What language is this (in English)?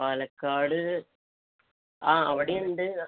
Malayalam